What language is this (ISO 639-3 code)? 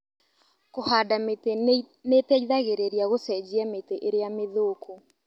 kik